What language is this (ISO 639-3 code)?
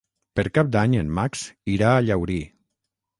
cat